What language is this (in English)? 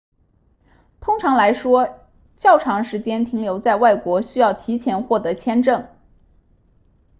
Chinese